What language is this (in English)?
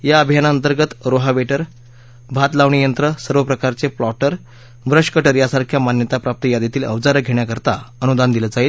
Marathi